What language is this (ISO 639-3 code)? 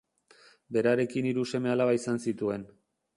eus